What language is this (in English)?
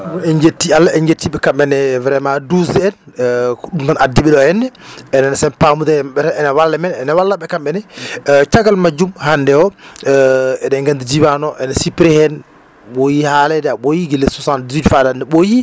Fula